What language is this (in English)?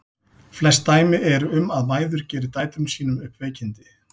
Icelandic